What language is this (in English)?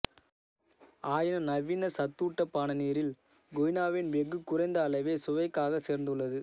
Tamil